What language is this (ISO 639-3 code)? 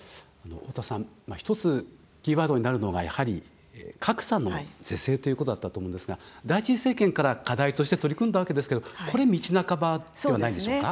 jpn